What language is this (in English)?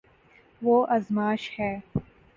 Urdu